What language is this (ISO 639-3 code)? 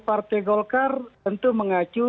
ind